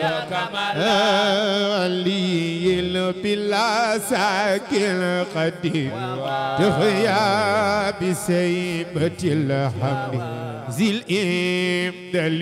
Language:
Arabic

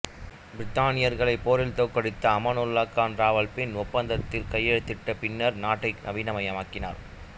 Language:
Tamil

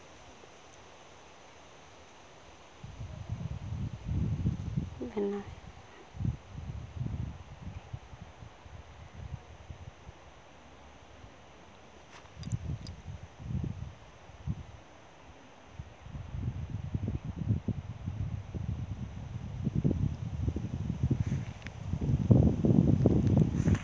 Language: Santali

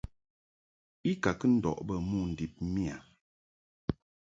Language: Mungaka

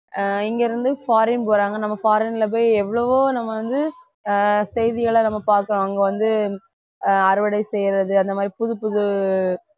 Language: Tamil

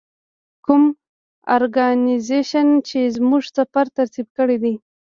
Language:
Pashto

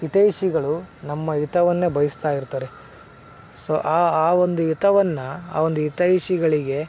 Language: Kannada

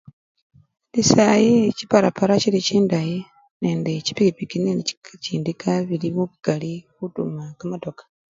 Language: Luyia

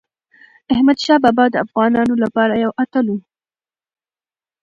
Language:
Pashto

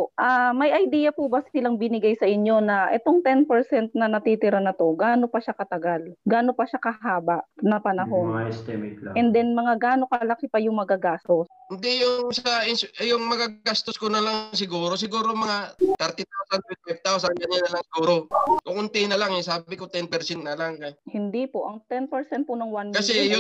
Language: Filipino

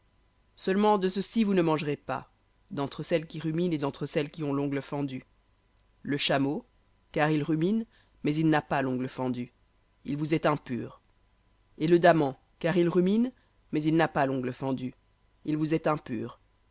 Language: French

